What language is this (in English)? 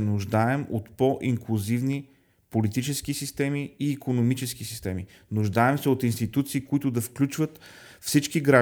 Bulgarian